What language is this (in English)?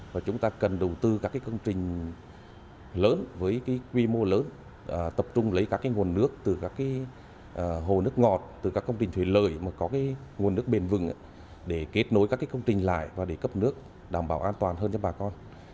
Vietnamese